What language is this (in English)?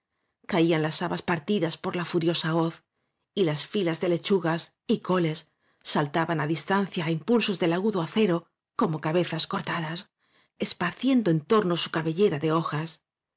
Spanish